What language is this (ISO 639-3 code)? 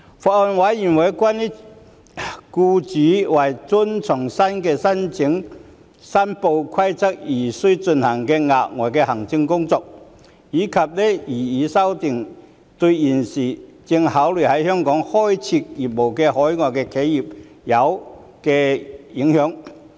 yue